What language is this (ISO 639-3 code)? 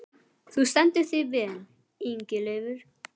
isl